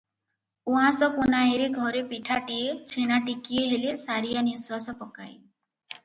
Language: Odia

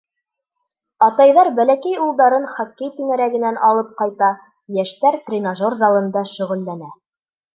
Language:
Bashkir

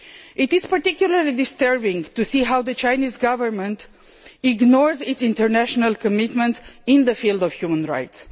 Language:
English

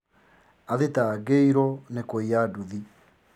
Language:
Kikuyu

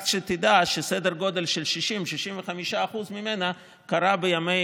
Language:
Hebrew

